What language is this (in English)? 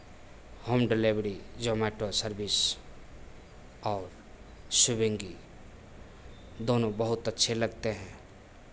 Hindi